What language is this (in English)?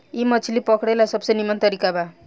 Bhojpuri